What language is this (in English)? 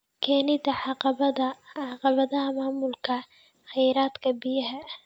Somali